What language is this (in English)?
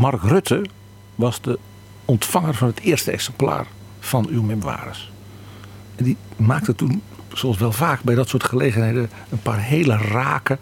Dutch